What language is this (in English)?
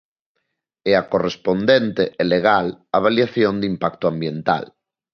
Galician